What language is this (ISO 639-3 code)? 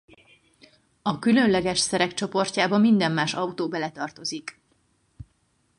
hun